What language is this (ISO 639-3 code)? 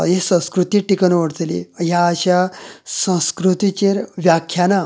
kok